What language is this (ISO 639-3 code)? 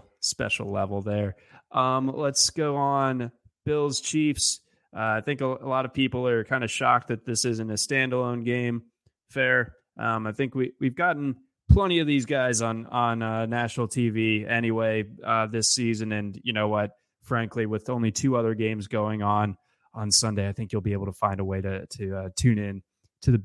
eng